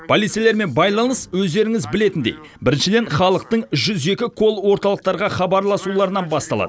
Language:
Kazakh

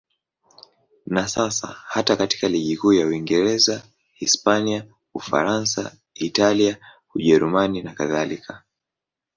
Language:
Swahili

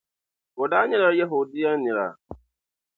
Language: Dagbani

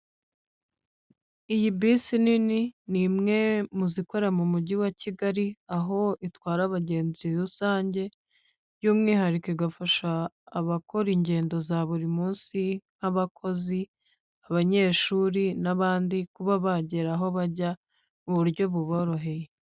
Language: Kinyarwanda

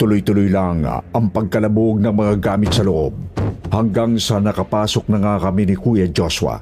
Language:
Filipino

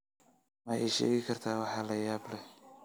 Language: Somali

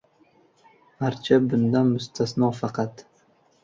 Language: Uzbek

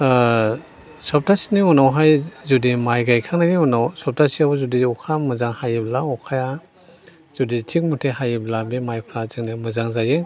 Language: Bodo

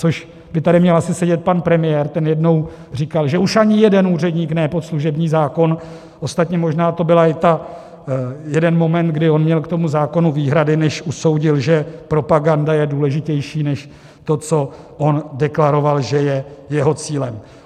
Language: Czech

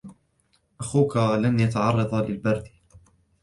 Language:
Arabic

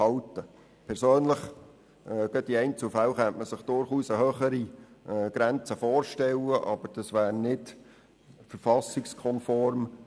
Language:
Swiss German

